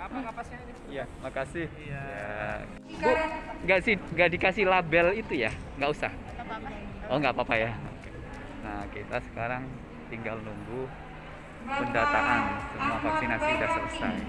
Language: Indonesian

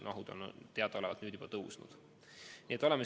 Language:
Estonian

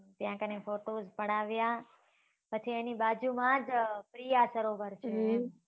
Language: Gujarati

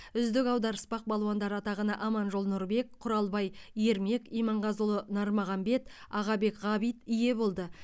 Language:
Kazakh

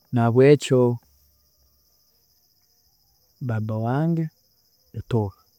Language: Tooro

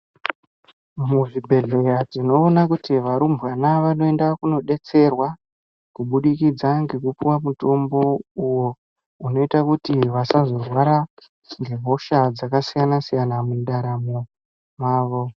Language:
Ndau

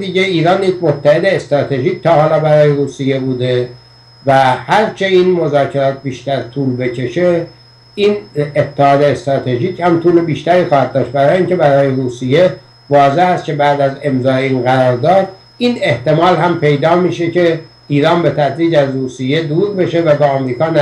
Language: Persian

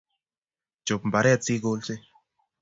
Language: Kalenjin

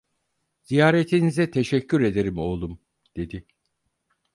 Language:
Turkish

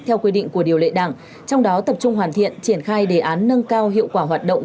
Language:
Vietnamese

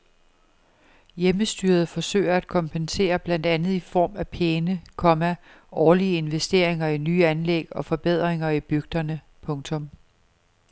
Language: Danish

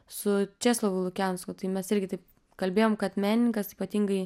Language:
Lithuanian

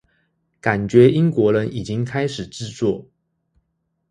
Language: Chinese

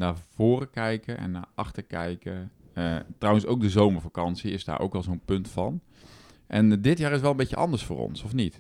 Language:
Dutch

